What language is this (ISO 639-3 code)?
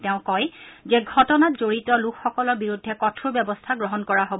asm